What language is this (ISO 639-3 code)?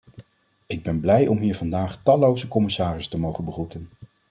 nld